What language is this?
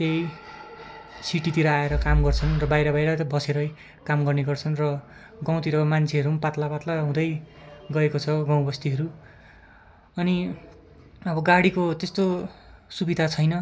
Nepali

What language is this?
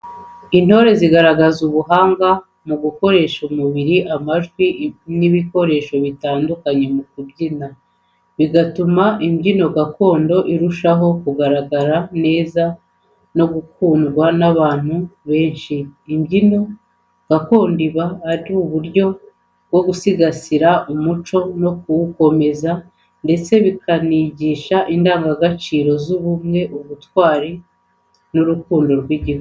Kinyarwanda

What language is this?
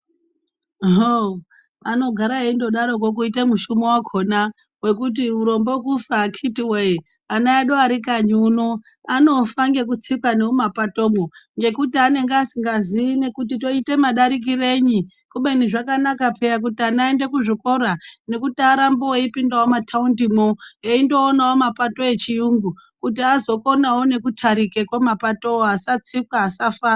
Ndau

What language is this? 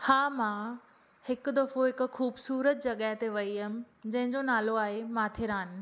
Sindhi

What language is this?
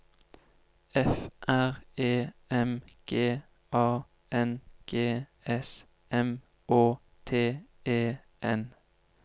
Norwegian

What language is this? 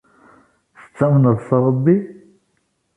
Kabyle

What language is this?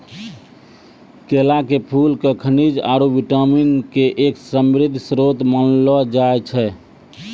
Maithili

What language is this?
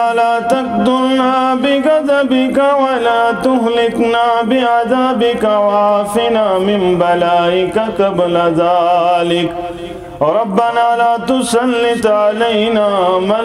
Turkish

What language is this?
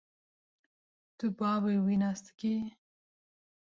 Kurdish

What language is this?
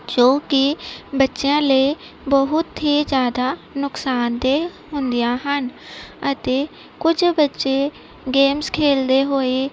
Punjabi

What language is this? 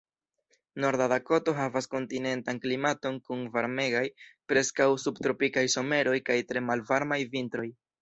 Esperanto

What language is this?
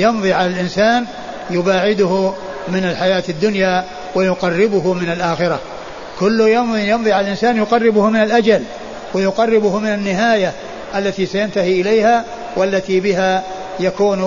Arabic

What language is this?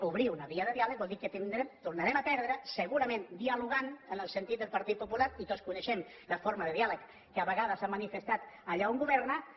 Catalan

